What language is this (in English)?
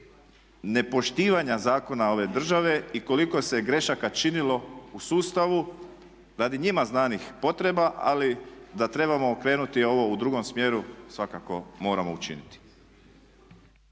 Croatian